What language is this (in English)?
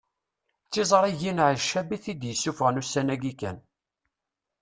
Kabyle